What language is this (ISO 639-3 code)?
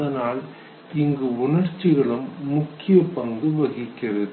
tam